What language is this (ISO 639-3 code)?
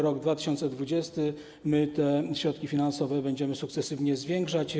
pol